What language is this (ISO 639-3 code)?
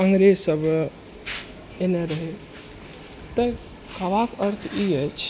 mai